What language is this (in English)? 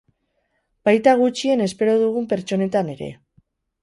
Basque